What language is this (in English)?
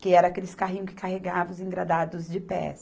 Portuguese